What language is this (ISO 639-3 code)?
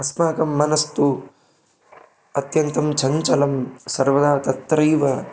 san